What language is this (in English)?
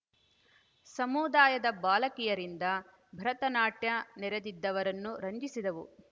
Kannada